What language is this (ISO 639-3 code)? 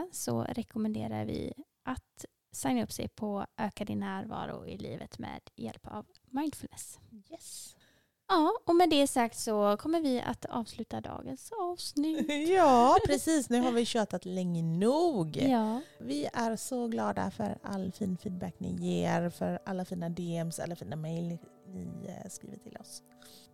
swe